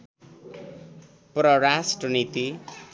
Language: Nepali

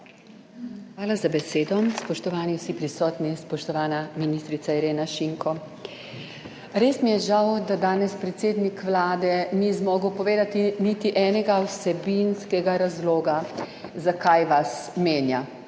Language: Slovenian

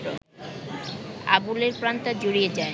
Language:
Bangla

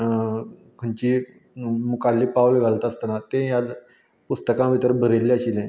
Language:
Konkani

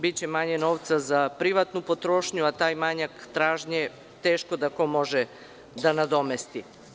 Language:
Serbian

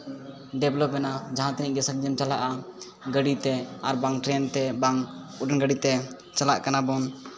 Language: Santali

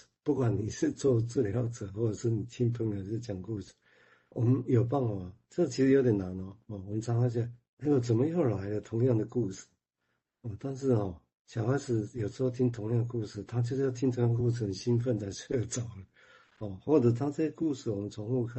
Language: Chinese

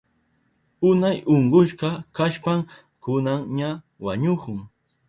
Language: Southern Pastaza Quechua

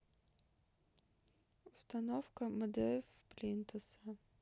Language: Russian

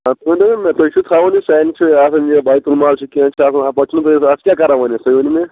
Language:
Kashmiri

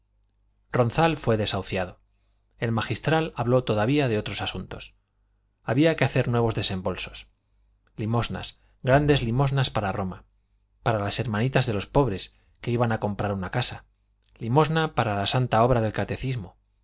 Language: Spanish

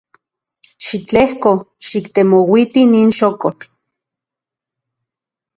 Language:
Central Puebla Nahuatl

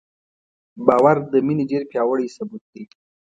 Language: Pashto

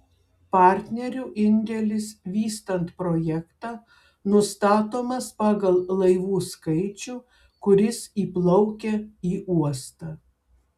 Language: Lithuanian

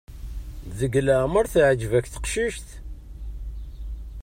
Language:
Kabyle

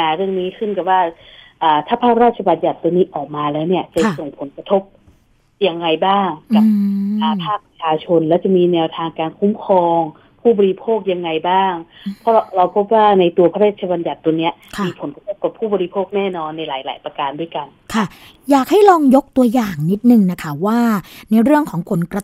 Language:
Thai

